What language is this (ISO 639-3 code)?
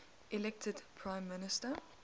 eng